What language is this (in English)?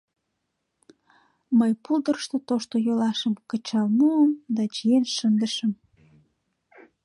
Mari